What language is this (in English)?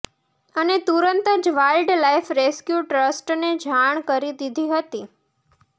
Gujarati